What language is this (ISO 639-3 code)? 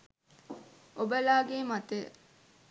sin